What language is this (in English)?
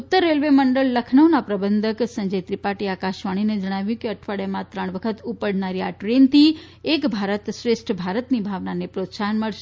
Gujarati